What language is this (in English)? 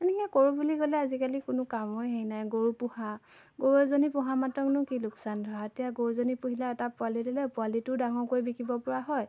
Assamese